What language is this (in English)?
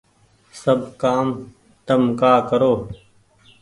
Goaria